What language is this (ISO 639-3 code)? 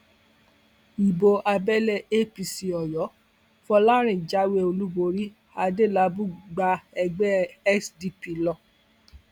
yor